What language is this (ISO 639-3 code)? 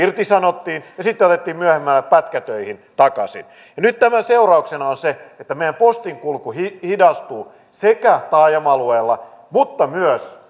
fin